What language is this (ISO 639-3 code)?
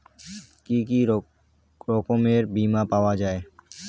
ben